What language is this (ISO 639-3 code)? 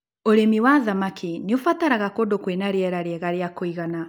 kik